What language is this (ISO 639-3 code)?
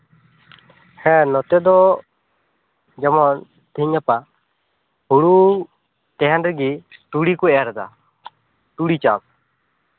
sat